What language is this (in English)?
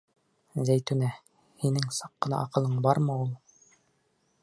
Bashkir